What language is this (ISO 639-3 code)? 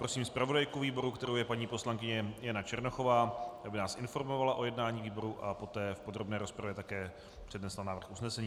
ces